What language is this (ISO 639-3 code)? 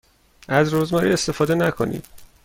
fas